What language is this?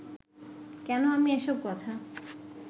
Bangla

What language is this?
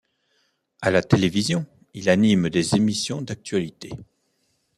French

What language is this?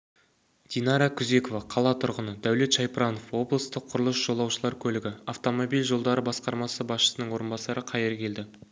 Kazakh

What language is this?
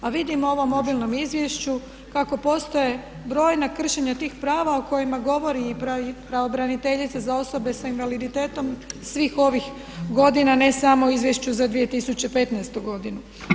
Croatian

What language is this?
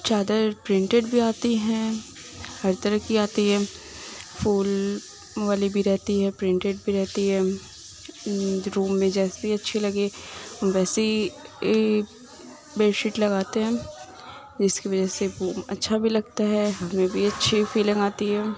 Urdu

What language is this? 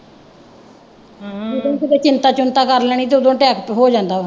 Punjabi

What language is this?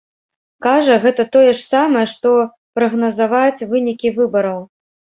Belarusian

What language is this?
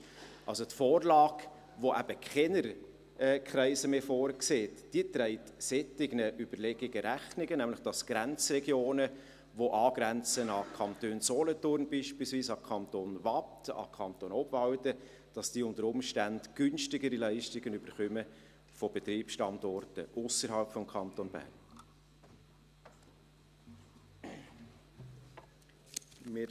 Swiss German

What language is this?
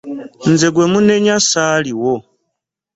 Ganda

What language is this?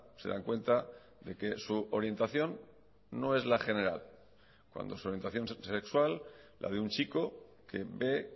Spanish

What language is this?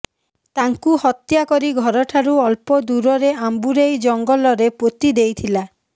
Odia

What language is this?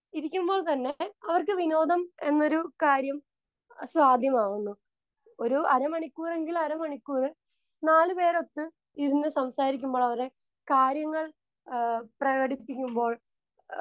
Malayalam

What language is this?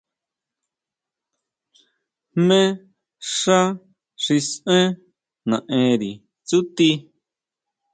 Huautla Mazatec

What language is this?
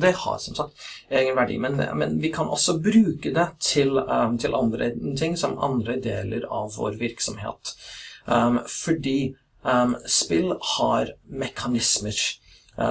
Norwegian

